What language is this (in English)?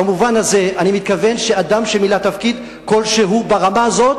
Hebrew